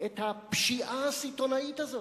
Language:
Hebrew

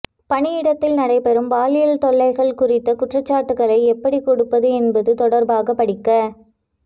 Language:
Tamil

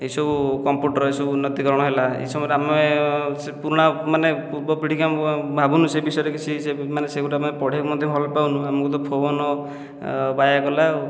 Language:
Odia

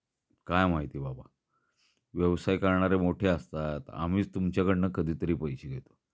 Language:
Marathi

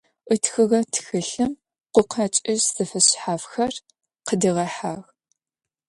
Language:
Adyghe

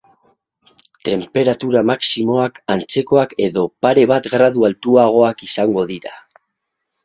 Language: Basque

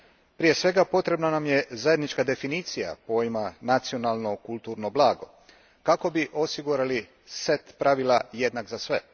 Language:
Croatian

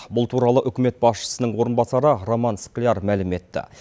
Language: Kazakh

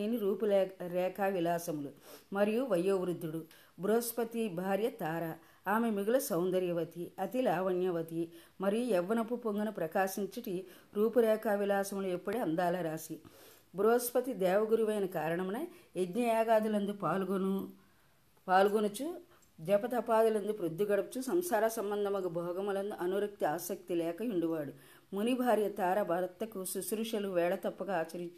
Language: Telugu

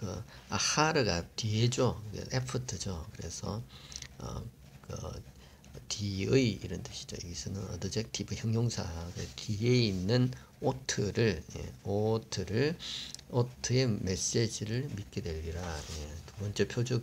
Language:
Korean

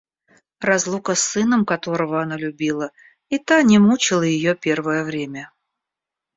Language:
Russian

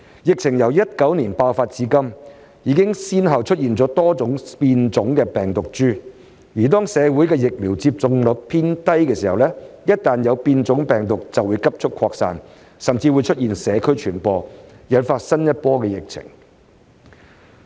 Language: Cantonese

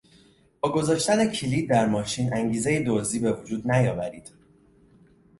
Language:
Persian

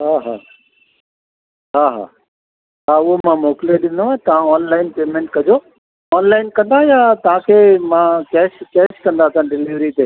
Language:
Sindhi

